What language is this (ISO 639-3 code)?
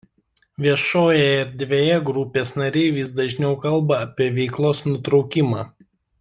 lit